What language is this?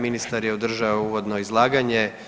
Croatian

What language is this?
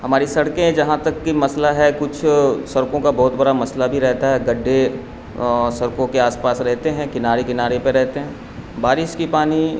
Urdu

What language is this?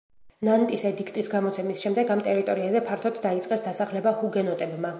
Georgian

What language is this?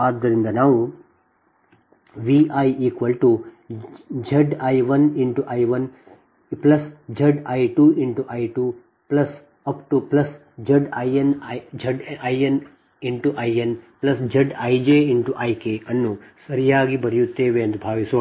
Kannada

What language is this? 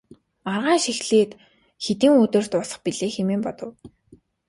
Mongolian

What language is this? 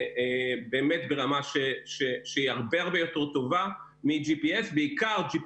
Hebrew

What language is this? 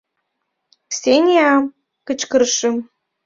Mari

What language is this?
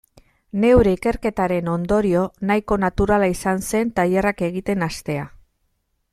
Basque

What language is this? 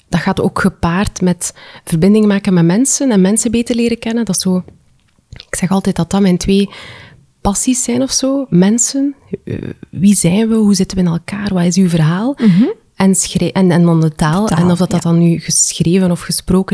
Dutch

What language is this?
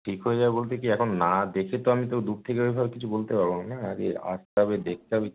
Bangla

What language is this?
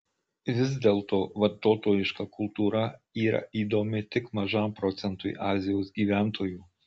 Lithuanian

